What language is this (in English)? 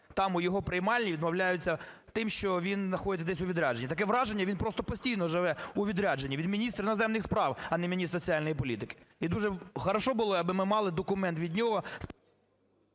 Ukrainian